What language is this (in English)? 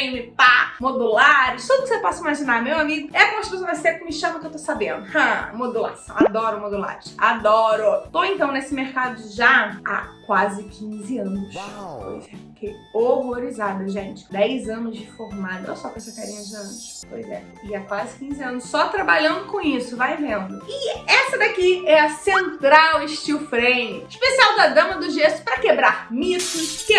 Portuguese